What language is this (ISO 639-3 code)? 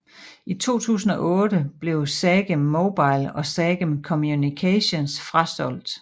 dan